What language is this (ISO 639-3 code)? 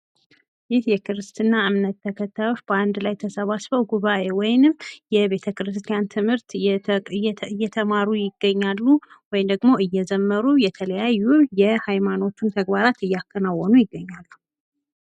amh